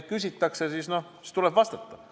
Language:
Estonian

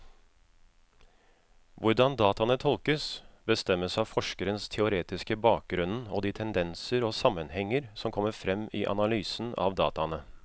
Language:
Norwegian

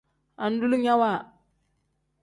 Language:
Tem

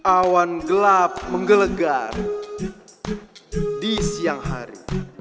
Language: Indonesian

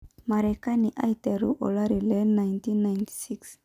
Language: Masai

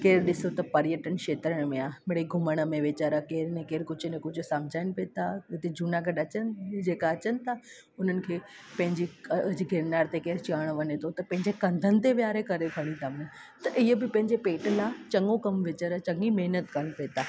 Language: Sindhi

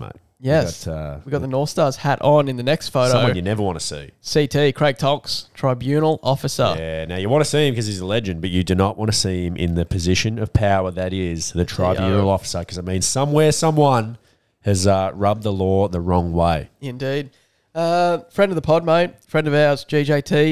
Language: English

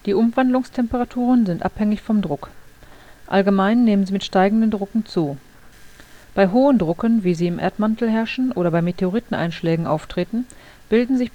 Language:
German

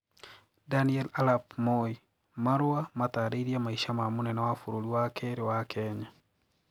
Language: Kikuyu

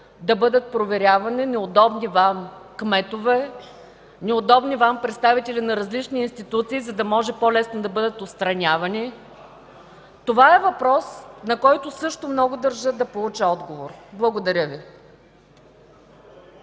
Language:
Bulgarian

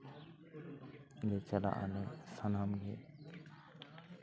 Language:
Santali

